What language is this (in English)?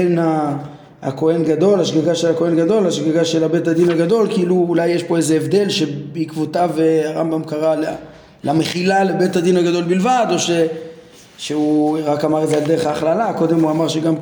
Hebrew